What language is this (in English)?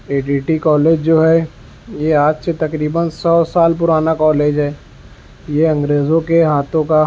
Urdu